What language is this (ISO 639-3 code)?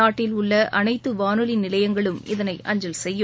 tam